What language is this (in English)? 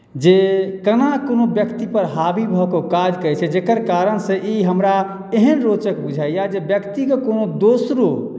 Maithili